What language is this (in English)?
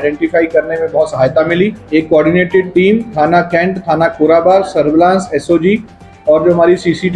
Hindi